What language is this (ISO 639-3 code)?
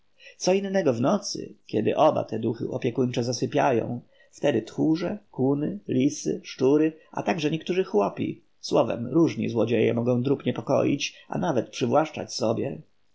pol